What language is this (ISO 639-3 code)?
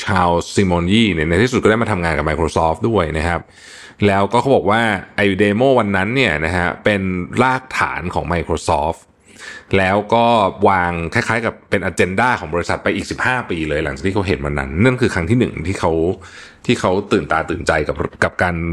tha